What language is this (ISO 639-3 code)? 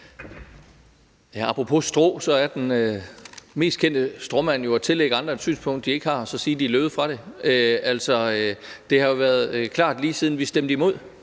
dan